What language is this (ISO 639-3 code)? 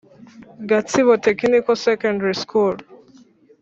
kin